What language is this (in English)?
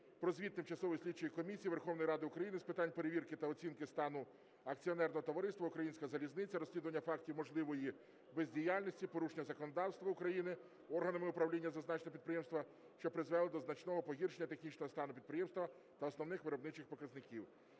Ukrainian